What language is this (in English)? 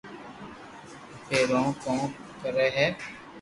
Loarki